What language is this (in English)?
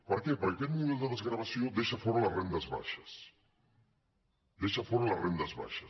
Catalan